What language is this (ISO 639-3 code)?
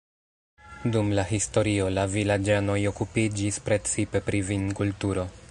epo